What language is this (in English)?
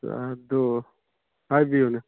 Manipuri